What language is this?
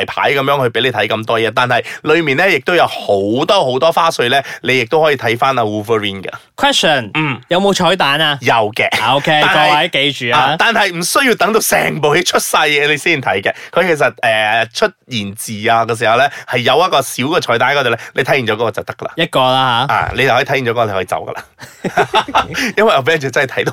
Chinese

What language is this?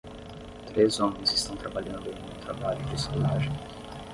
Portuguese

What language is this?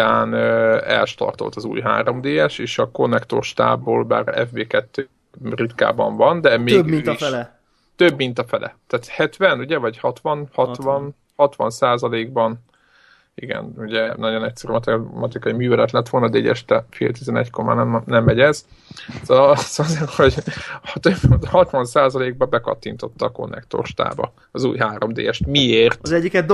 Hungarian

